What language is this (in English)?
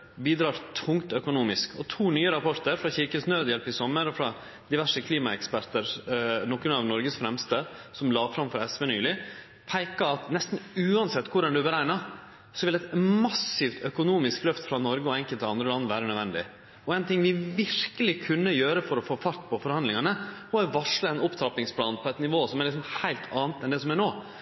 Norwegian Nynorsk